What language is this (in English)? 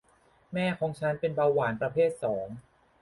Thai